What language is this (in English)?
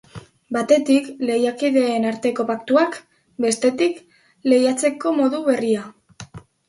Basque